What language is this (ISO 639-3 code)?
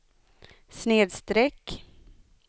swe